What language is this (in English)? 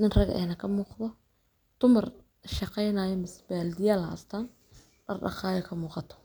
Somali